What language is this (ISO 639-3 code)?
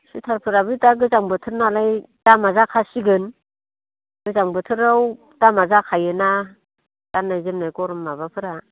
brx